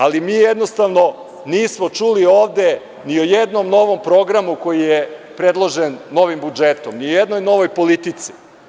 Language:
Serbian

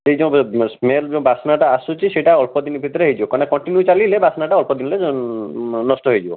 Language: Odia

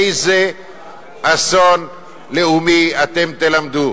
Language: Hebrew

